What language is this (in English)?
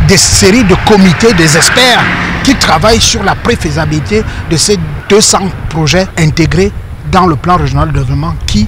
French